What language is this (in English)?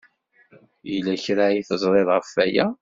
Kabyle